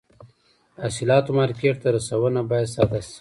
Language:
Pashto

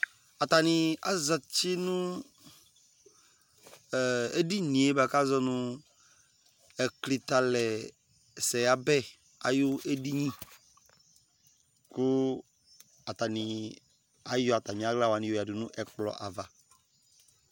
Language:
Ikposo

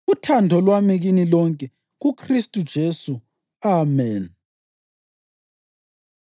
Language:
North Ndebele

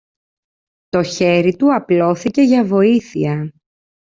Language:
Greek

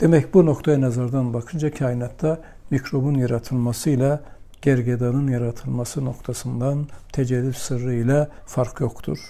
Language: Turkish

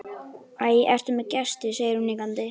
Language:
Icelandic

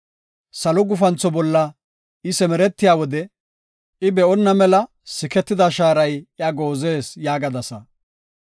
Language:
Gofa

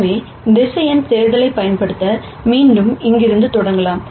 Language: Tamil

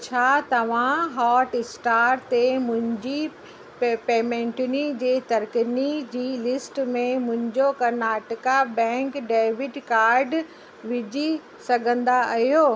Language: Sindhi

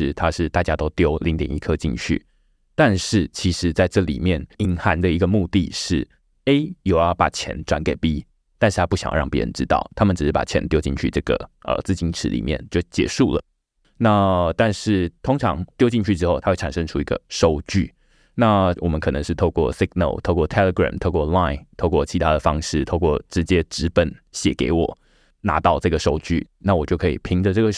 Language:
Chinese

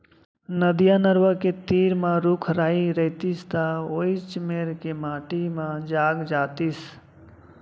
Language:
Chhattisgarhi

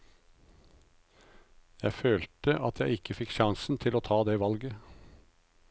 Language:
Norwegian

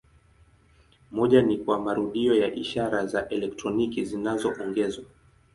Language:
Swahili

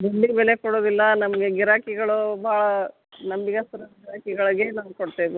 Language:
Kannada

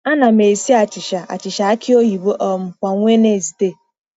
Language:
Igbo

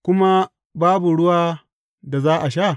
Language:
Hausa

